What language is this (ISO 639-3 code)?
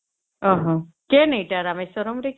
ori